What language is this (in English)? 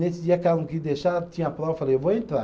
Portuguese